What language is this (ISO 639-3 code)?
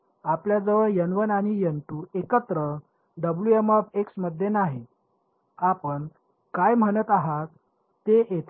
mar